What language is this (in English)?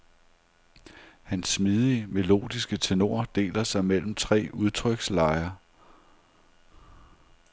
Danish